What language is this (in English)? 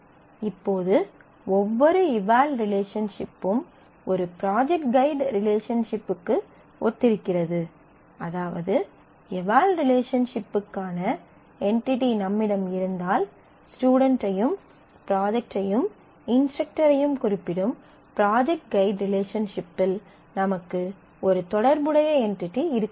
Tamil